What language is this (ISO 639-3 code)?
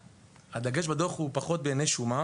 heb